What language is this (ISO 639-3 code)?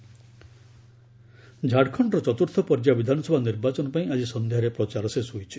ori